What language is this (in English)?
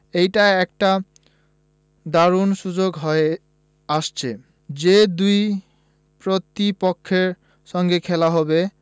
Bangla